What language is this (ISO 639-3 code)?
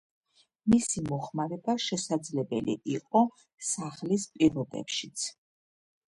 kat